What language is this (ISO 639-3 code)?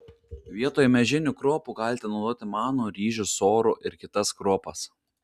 lit